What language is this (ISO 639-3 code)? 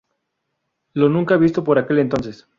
spa